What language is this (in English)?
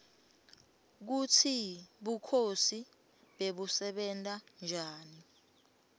Swati